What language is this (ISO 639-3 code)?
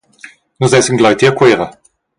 roh